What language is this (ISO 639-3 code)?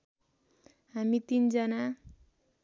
nep